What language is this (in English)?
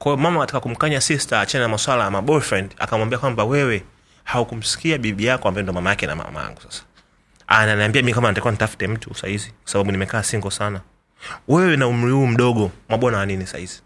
Swahili